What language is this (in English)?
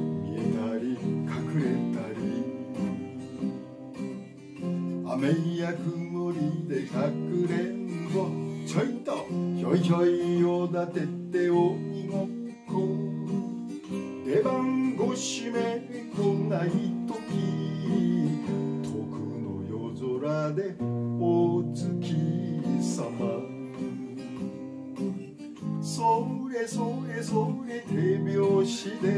Japanese